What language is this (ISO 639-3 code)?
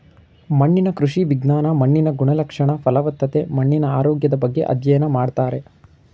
kan